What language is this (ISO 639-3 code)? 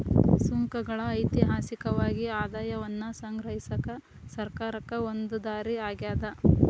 kan